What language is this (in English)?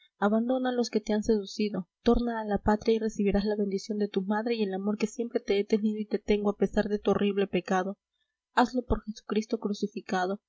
Spanish